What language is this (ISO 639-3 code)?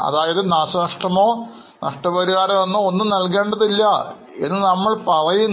mal